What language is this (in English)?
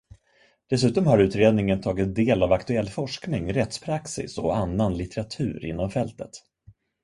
Swedish